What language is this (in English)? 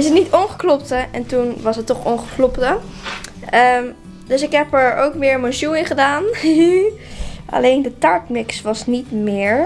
Dutch